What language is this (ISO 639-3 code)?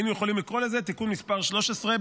heb